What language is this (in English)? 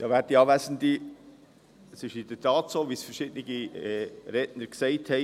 Swiss German